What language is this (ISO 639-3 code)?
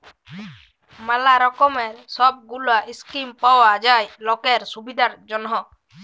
ben